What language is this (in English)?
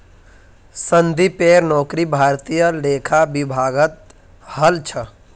Magahi